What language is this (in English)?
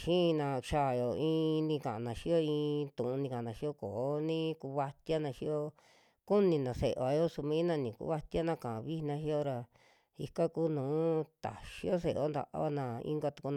Western Juxtlahuaca Mixtec